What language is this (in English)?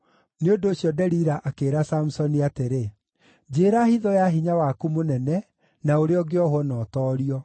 Kikuyu